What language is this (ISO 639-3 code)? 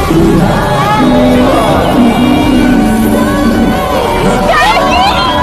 ind